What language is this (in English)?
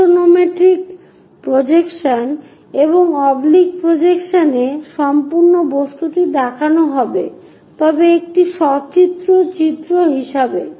Bangla